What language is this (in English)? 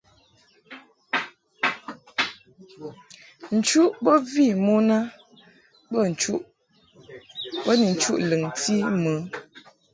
Mungaka